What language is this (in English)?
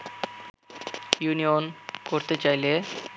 Bangla